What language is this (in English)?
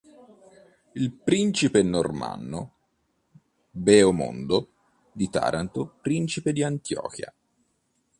Italian